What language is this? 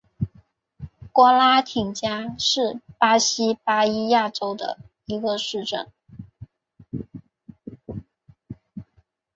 Chinese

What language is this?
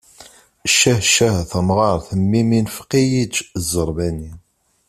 Kabyle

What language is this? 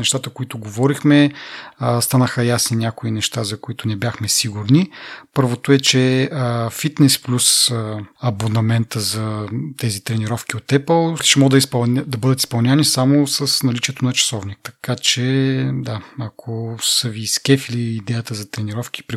Bulgarian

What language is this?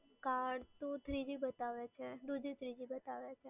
Gujarati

